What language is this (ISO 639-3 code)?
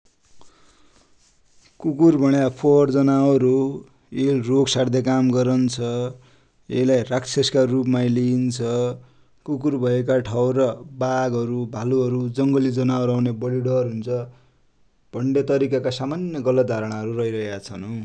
dty